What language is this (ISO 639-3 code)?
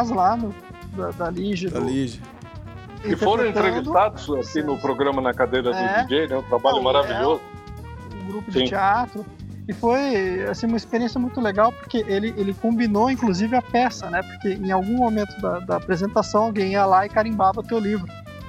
por